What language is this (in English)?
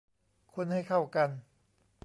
Thai